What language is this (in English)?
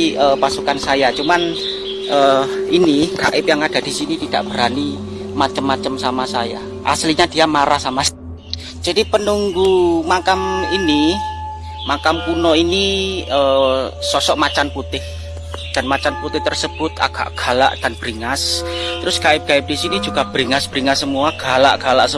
Indonesian